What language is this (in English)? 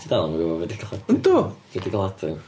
Welsh